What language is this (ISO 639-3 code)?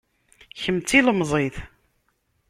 kab